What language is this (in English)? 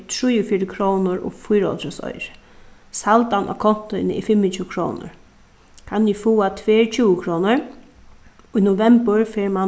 Faroese